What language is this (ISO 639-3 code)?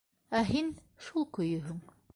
bak